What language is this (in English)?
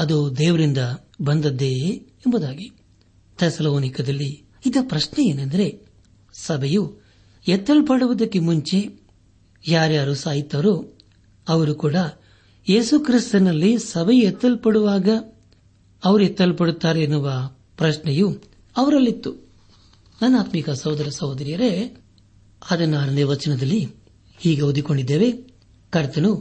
Kannada